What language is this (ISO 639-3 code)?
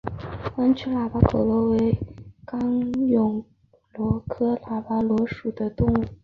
zho